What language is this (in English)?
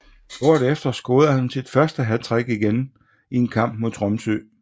Danish